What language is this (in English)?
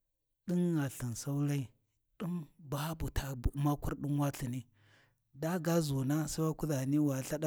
Warji